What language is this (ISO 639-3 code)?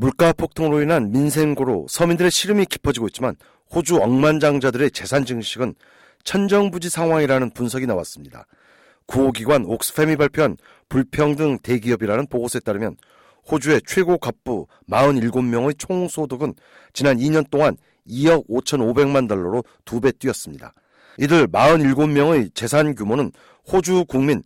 kor